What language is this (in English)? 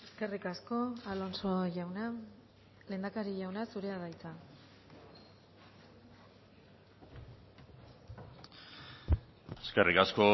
Basque